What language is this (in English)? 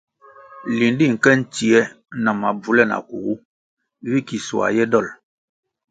Kwasio